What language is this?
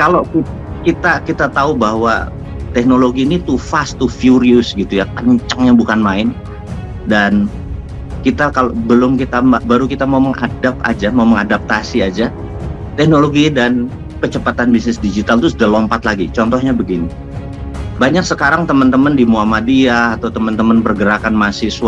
Indonesian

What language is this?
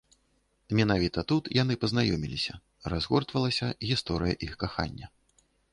Belarusian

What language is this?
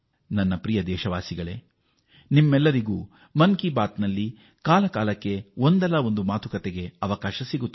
Kannada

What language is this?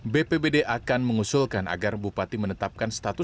Indonesian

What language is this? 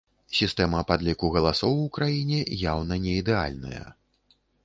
Belarusian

